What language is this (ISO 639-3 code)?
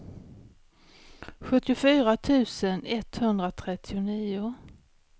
swe